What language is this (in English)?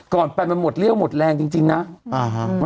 Thai